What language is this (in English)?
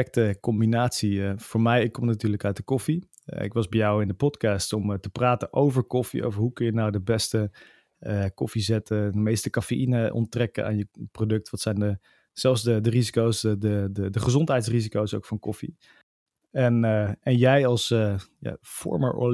Dutch